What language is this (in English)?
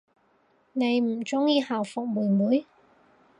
Cantonese